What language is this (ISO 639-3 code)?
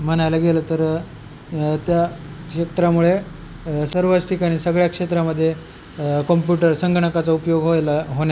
mar